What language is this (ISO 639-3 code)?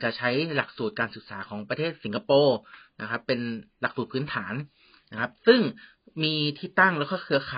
tha